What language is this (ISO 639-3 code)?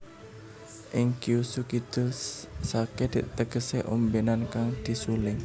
jav